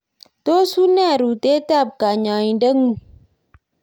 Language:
Kalenjin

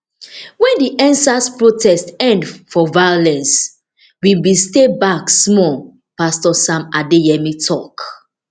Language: Nigerian Pidgin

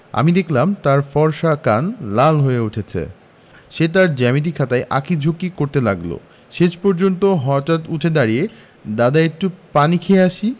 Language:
Bangla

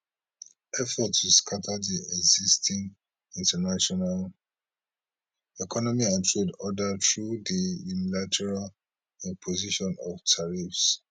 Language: Nigerian Pidgin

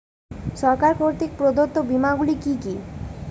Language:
Bangla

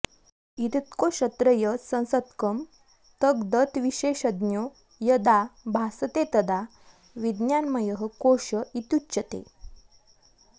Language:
Sanskrit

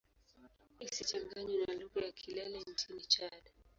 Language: Swahili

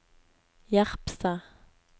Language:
Norwegian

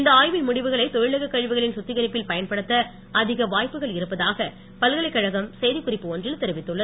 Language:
Tamil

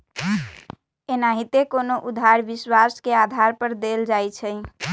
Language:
Magahi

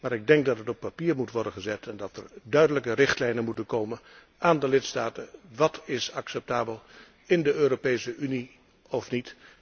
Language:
Dutch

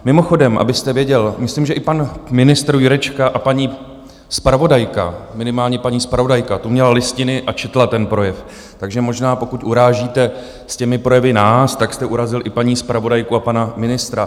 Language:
Czech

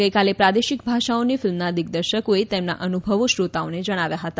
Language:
Gujarati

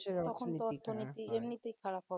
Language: Bangla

